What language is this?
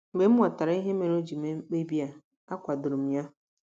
Igbo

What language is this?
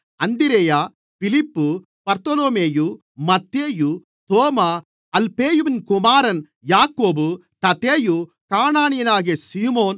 Tamil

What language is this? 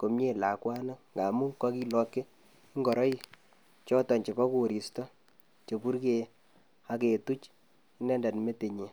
Kalenjin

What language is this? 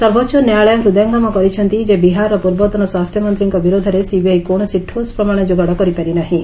Odia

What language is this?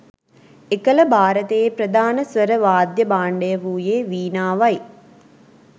Sinhala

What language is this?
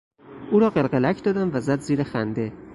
Persian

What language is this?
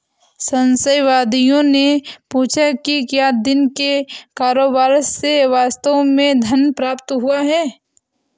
Hindi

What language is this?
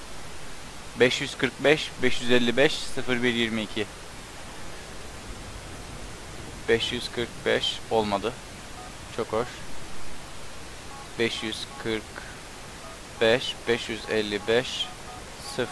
Turkish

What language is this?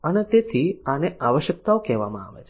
Gujarati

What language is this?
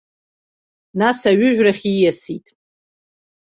Abkhazian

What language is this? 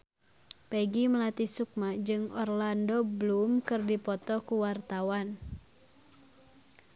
Sundanese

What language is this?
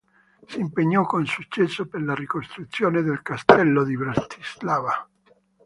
Italian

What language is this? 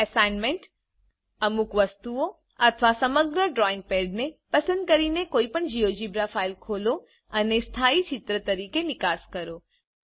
Gujarati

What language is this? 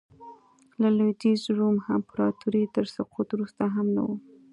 Pashto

